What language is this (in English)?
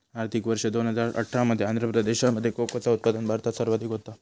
Marathi